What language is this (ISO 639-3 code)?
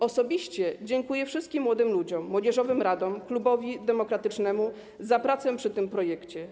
pol